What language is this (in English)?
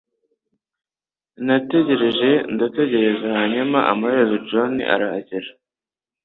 Kinyarwanda